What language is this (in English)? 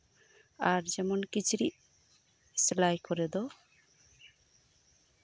Santali